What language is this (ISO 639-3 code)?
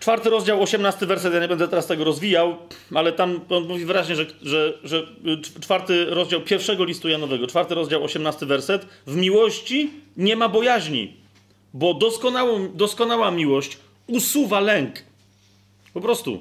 pol